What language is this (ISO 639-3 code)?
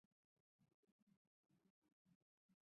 zho